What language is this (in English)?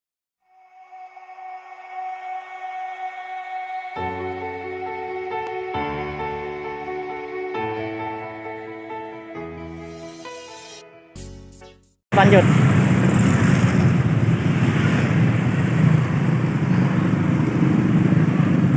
Indonesian